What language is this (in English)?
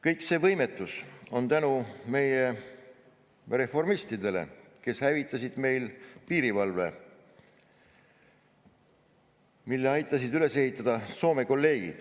Estonian